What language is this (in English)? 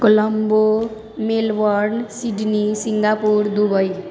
Maithili